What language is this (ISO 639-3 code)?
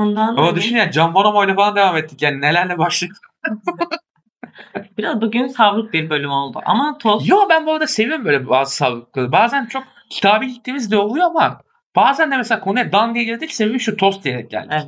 tur